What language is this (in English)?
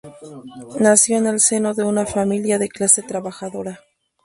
Spanish